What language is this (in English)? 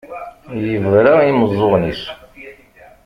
Kabyle